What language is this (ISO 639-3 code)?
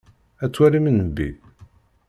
kab